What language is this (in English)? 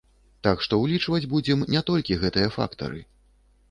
Belarusian